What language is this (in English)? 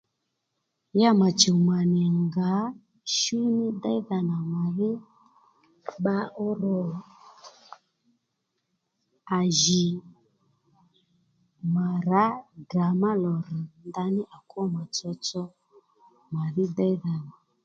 Lendu